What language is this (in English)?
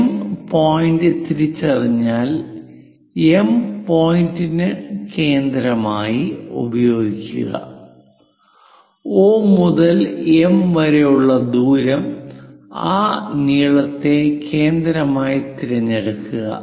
Malayalam